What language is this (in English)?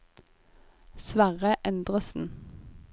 Norwegian